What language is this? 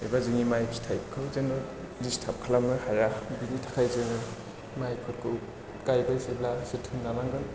Bodo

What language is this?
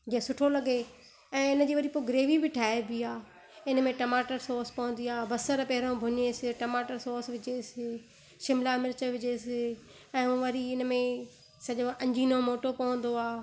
Sindhi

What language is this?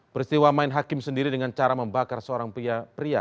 Indonesian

